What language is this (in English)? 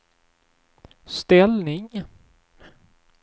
Swedish